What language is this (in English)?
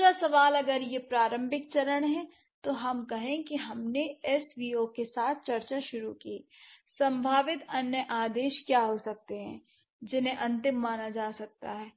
Hindi